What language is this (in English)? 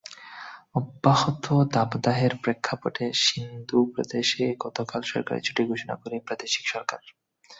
Bangla